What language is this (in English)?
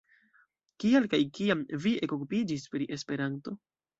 Esperanto